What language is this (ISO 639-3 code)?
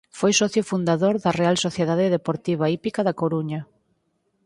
glg